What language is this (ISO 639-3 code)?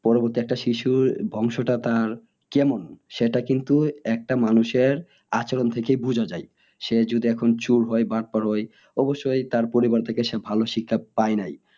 ben